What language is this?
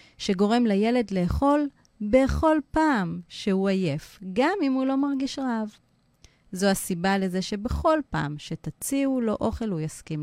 Hebrew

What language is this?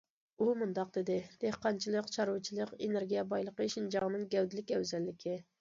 Uyghur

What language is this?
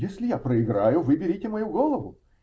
Russian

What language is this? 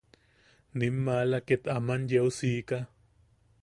Yaqui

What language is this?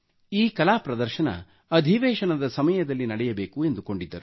Kannada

